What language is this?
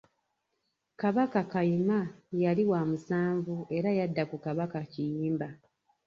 Ganda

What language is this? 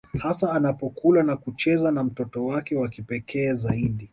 Swahili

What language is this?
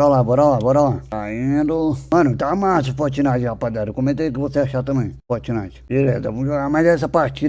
Portuguese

